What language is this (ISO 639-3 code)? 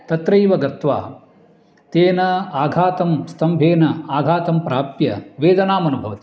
san